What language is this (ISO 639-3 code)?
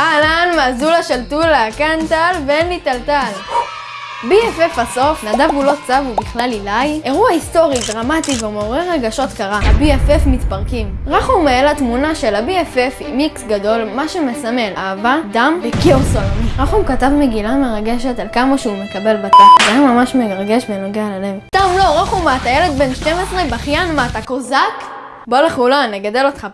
heb